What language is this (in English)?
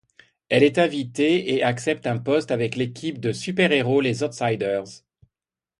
French